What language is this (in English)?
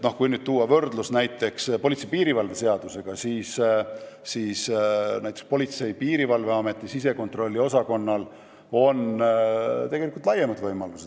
Estonian